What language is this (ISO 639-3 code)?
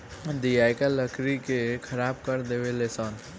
bho